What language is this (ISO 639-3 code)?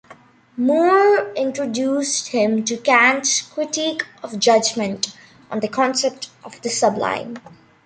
eng